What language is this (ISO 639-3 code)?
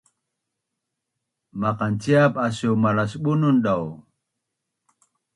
bnn